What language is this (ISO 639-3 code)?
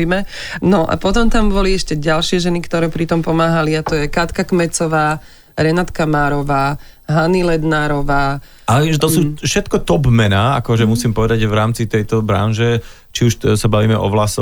slk